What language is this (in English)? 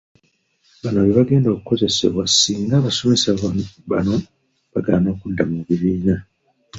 Ganda